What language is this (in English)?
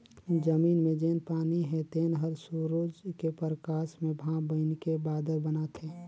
Chhattisgarhi